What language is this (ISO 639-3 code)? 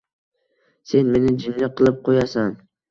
uzb